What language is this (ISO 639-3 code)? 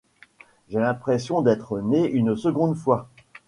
fra